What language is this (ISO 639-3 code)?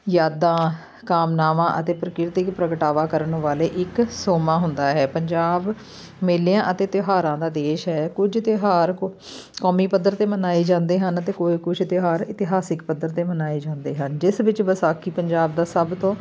pan